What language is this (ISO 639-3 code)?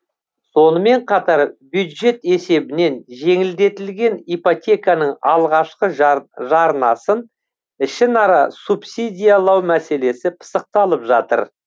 kaz